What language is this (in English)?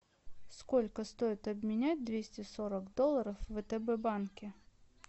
Russian